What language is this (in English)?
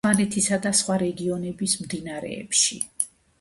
Georgian